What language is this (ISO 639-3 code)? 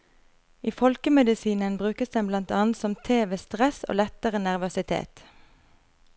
nor